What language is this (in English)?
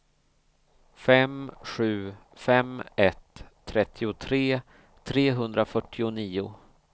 Swedish